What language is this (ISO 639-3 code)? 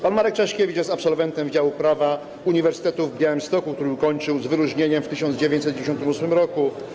pol